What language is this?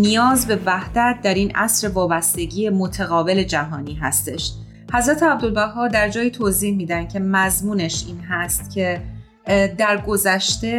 Persian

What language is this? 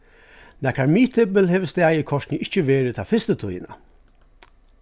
Faroese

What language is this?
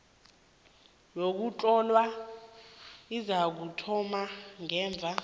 South Ndebele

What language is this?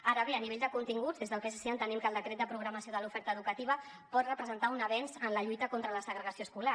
Catalan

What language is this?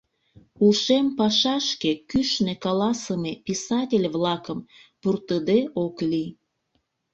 Mari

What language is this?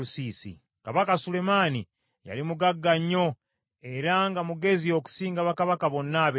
Ganda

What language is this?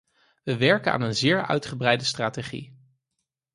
Dutch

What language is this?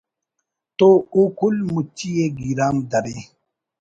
Brahui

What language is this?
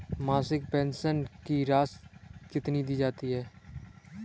Hindi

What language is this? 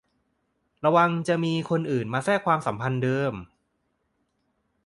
Thai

